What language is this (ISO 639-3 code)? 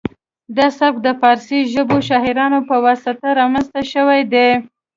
pus